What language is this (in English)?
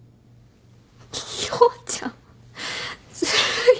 Japanese